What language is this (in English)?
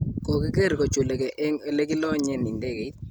Kalenjin